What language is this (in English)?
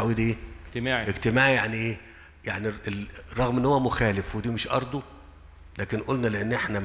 Arabic